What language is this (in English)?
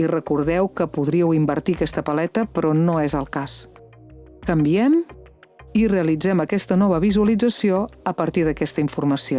Catalan